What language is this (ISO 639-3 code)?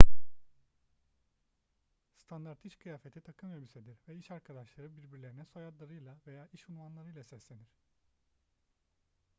tur